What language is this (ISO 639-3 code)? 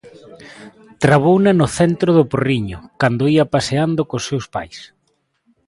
glg